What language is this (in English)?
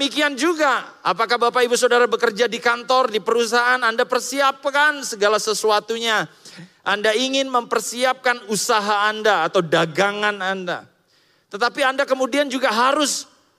Indonesian